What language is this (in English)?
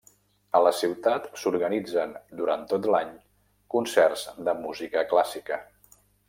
Catalan